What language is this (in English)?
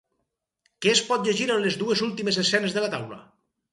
Catalan